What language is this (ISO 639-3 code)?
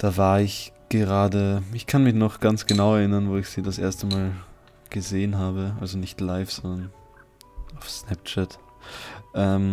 deu